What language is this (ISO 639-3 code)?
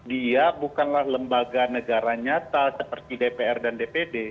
ind